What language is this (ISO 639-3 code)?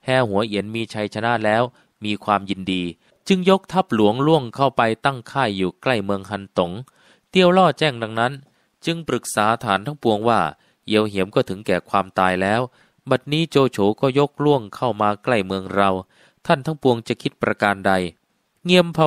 tha